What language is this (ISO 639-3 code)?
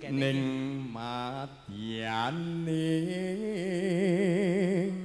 ind